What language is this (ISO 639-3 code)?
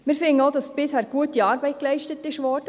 gsw